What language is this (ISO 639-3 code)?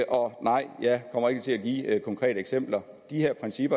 dan